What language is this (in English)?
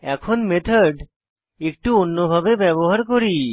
Bangla